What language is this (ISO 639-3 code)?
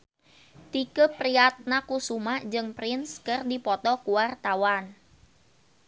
sun